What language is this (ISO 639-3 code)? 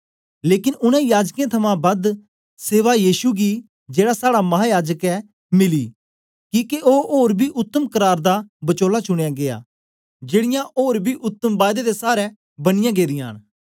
doi